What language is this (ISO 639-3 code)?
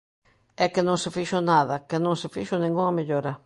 glg